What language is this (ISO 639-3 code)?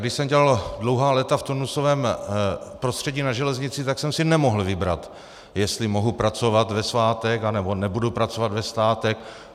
ces